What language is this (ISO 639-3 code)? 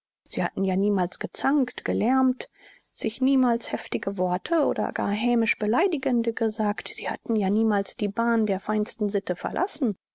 deu